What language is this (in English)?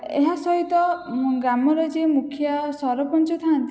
Odia